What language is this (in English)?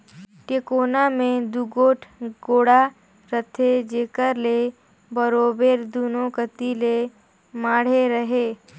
Chhattisgarhi